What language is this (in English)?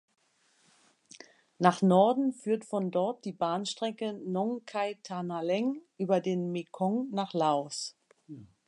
German